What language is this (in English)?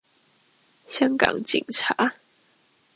Chinese